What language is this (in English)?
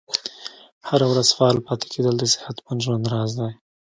Pashto